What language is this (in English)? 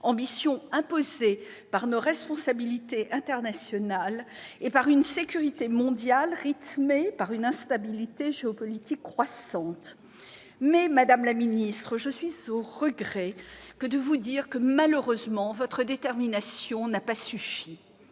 French